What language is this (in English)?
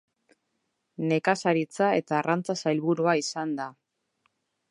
Basque